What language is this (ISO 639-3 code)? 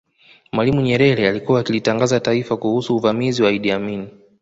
swa